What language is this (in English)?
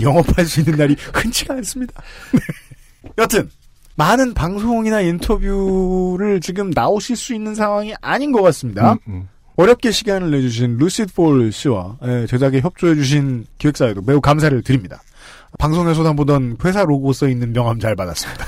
Korean